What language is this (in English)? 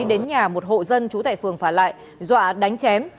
Vietnamese